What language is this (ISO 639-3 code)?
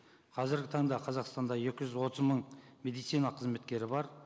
kaz